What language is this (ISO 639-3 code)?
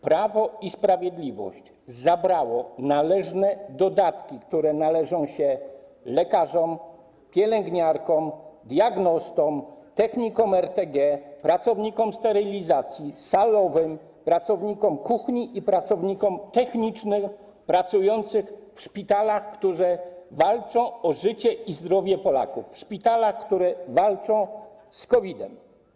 pol